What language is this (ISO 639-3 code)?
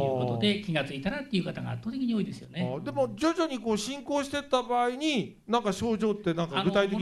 jpn